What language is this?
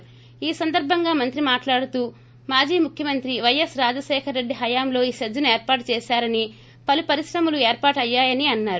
Telugu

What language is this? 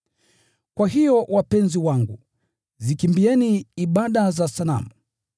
Swahili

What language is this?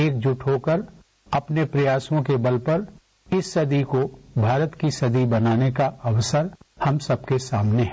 Hindi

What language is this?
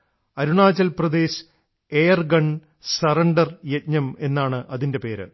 Malayalam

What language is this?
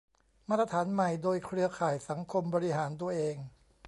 Thai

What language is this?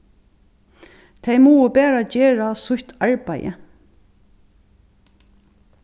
Faroese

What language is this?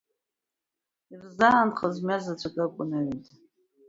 Abkhazian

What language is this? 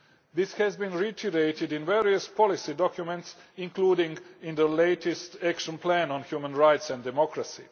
English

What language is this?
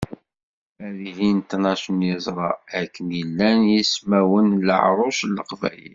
Kabyle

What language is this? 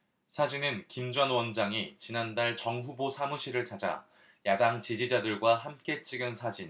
Korean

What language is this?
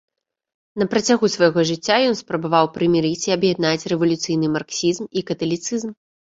Belarusian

